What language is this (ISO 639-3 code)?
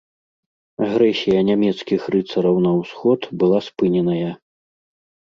bel